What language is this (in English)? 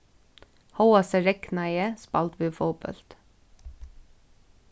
Faroese